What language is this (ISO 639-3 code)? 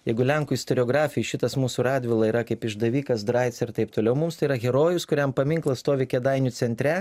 lit